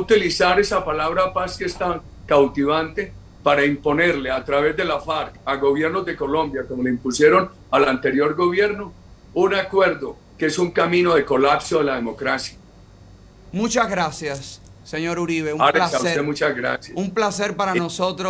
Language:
Spanish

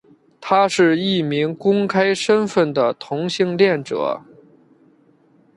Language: Chinese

